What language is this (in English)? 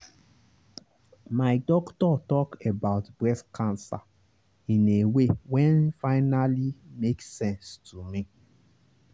Nigerian Pidgin